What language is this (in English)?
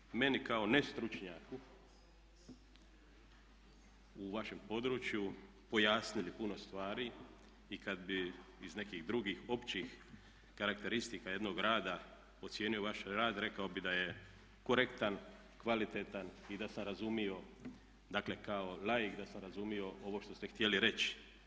Croatian